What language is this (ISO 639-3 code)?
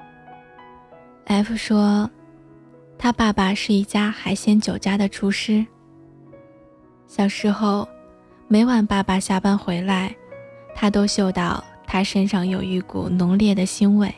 zho